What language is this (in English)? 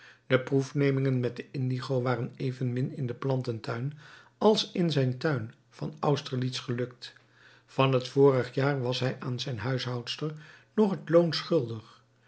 Dutch